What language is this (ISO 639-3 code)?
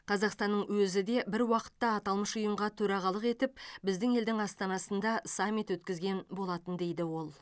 kaz